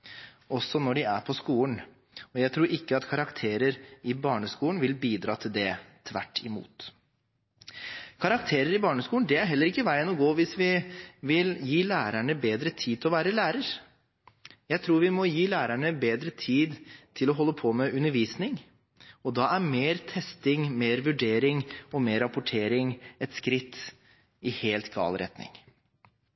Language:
Norwegian Bokmål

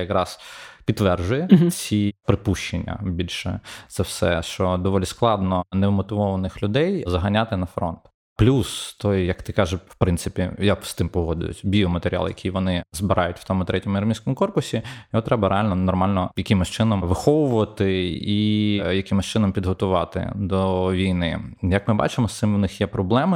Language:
Ukrainian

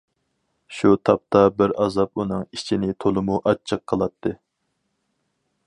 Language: Uyghur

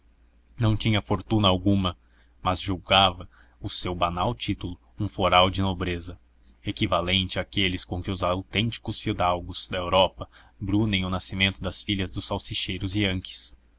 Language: Portuguese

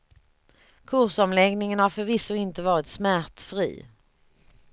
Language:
Swedish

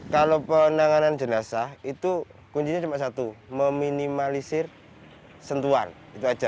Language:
Indonesian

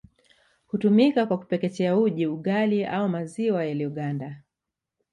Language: Swahili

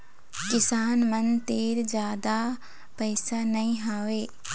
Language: Chhattisgarhi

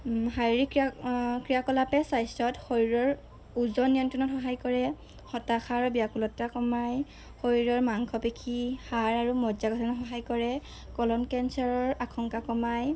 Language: Assamese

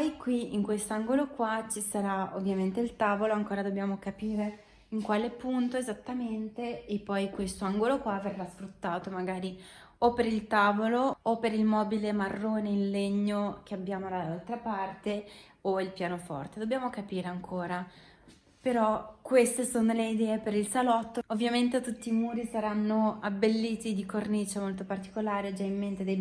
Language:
Italian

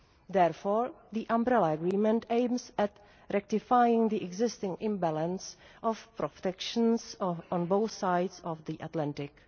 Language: English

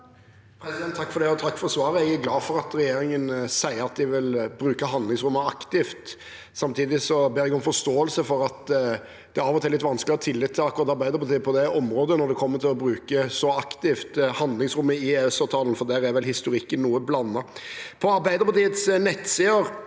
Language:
Norwegian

